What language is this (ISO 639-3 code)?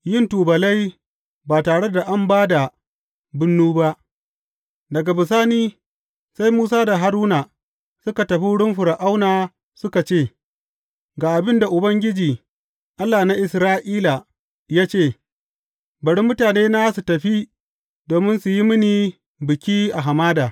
hau